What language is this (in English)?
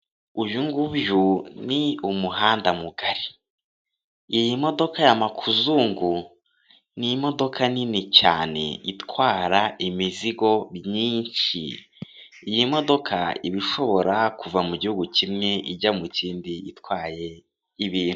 Kinyarwanda